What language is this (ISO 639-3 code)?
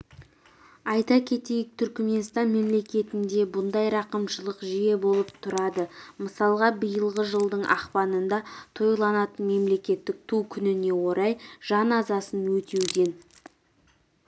kaz